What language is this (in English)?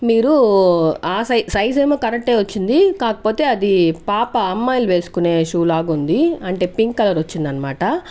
Telugu